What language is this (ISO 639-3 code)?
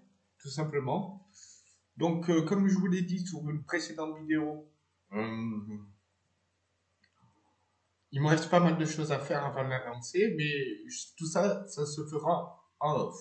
fra